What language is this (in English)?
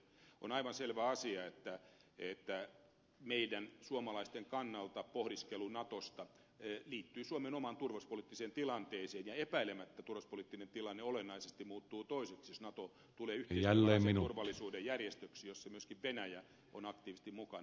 Finnish